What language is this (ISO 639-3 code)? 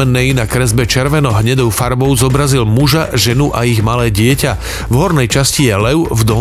slk